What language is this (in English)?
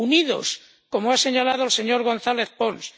Spanish